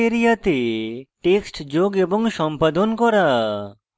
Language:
Bangla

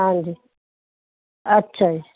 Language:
Punjabi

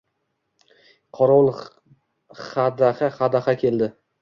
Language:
Uzbek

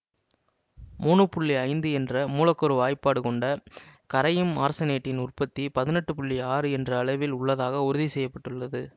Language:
Tamil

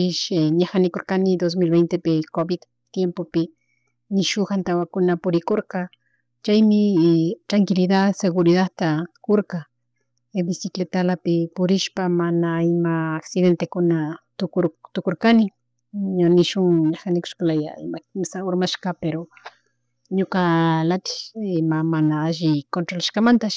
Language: Chimborazo Highland Quichua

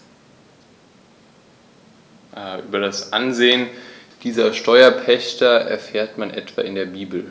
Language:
German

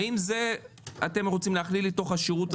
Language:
Hebrew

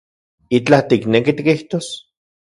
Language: Central Puebla Nahuatl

